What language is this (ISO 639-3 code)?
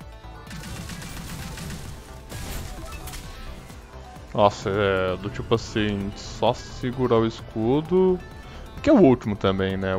por